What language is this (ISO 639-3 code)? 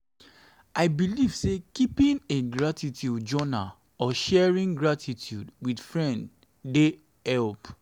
pcm